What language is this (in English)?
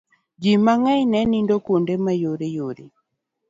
Luo (Kenya and Tanzania)